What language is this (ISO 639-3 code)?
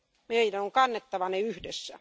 fin